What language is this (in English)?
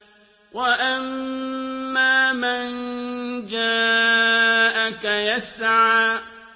Arabic